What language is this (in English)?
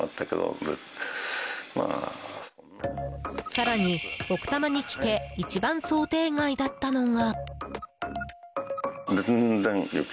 Japanese